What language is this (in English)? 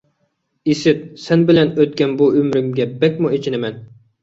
Uyghur